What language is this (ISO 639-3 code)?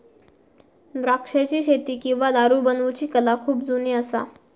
mar